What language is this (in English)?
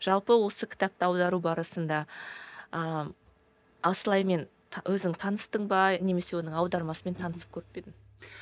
Kazakh